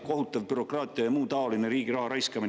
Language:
Estonian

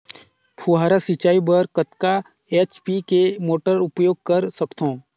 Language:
Chhattisgarhi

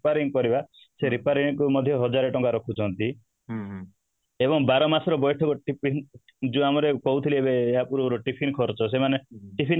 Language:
Odia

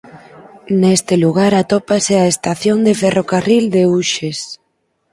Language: Galician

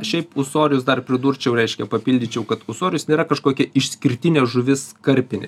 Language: Lithuanian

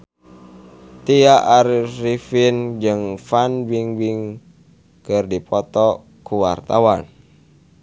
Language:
Sundanese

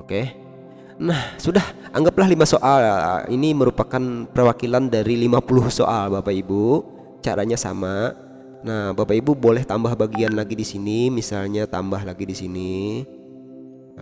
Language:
Indonesian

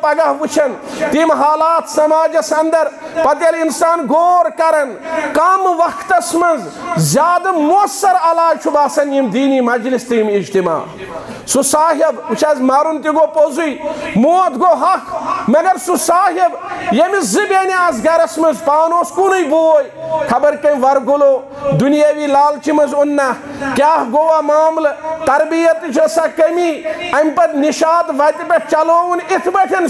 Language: Arabic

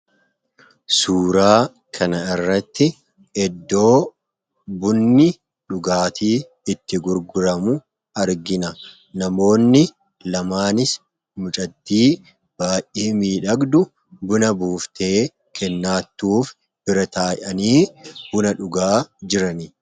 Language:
Oromo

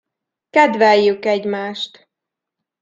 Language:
Hungarian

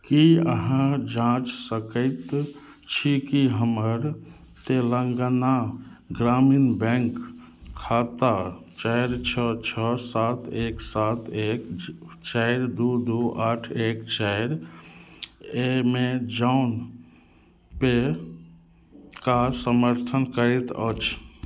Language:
Maithili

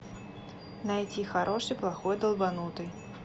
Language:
Russian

